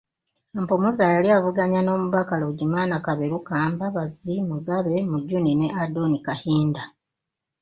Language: Ganda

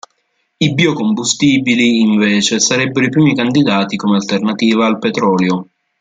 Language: Italian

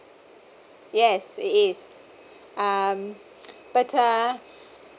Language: English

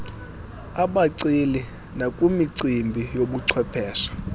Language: Xhosa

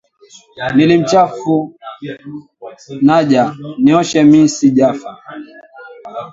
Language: Swahili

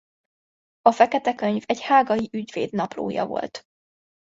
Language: Hungarian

